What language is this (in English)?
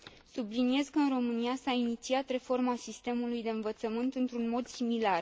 Romanian